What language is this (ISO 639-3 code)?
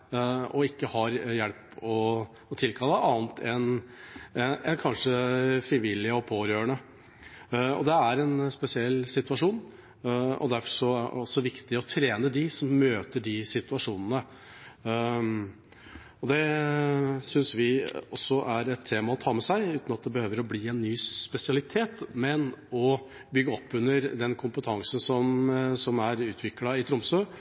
nob